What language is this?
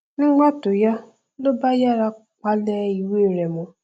Yoruba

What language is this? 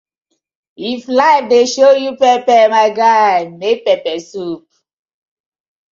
Nigerian Pidgin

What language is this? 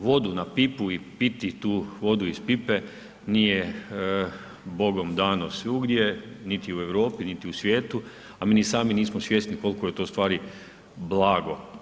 Croatian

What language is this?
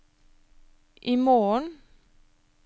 Norwegian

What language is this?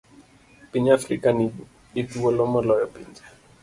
Luo (Kenya and Tanzania)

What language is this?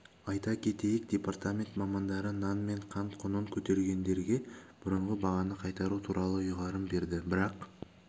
Kazakh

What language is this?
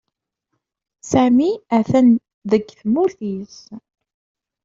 Kabyle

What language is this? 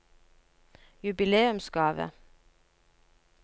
Norwegian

